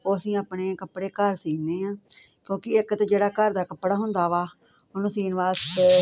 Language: Punjabi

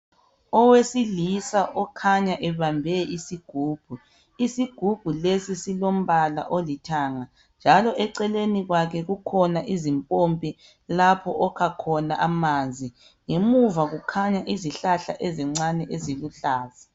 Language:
North Ndebele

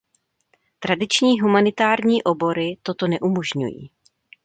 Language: Czech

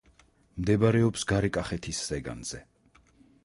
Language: Georgian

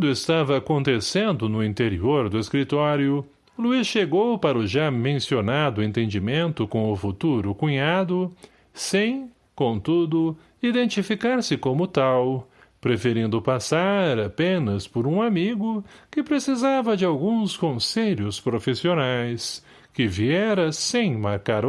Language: Portuguese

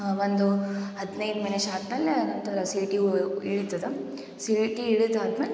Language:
Kannada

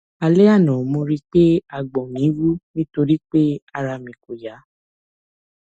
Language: Yoruba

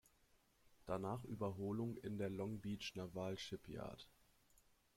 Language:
German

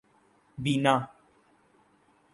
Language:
Urdu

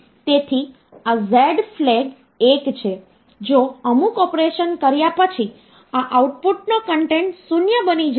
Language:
Gujarati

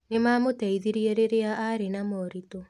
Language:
Kikuyu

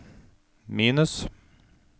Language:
Norwegian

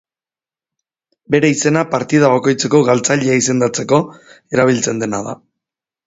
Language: Basque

